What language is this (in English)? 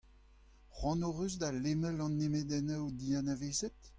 Breton